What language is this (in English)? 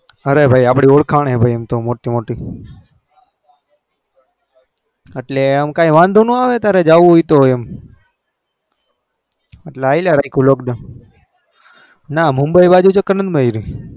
Gujarati